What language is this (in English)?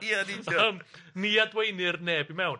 Welsh